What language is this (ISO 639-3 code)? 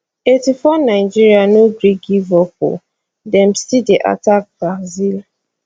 pcm